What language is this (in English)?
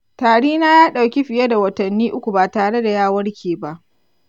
Hausa